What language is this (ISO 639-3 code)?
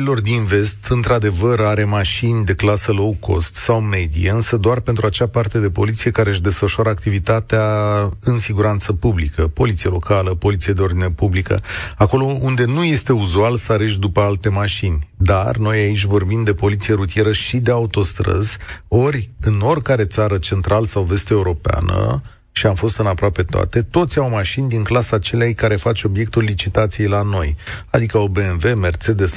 ron